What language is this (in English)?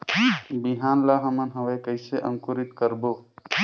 Chhattisgarhi